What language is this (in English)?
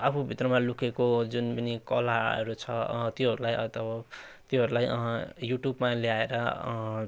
Nepali